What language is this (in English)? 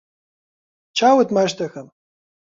Central Kurdish